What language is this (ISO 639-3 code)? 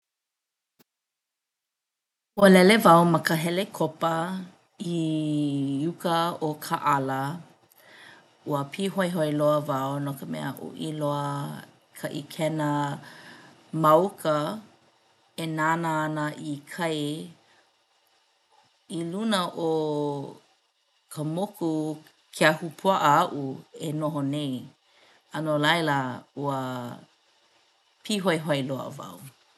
haw